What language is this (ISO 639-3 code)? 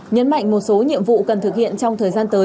vie